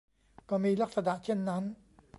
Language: Thai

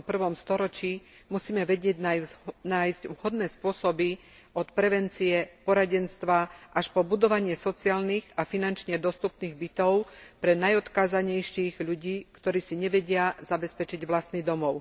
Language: Slovak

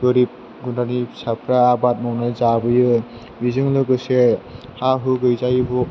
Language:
Bodo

